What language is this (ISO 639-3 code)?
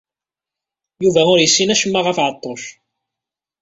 kab